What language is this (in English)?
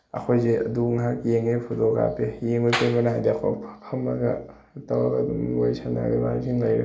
Manipuri